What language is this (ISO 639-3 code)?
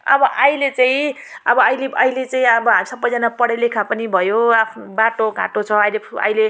nep